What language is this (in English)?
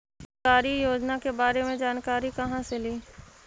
Magahi